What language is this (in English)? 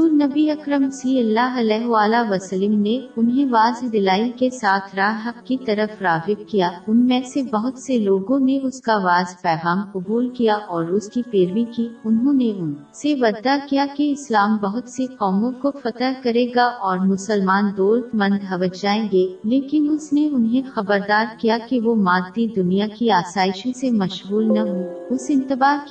Urdu